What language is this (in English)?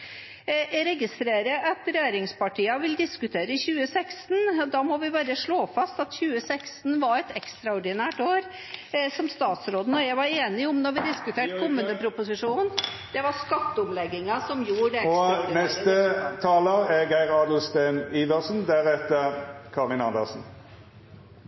Norwegian Bokmål